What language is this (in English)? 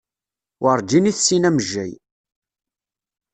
Kabyle